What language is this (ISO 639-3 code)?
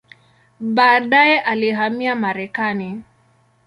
swa